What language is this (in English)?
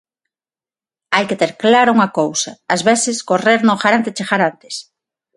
Galician